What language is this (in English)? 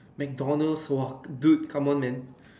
English